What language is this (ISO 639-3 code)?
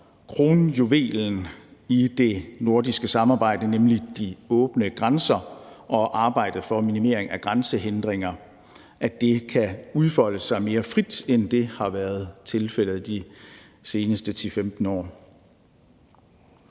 dan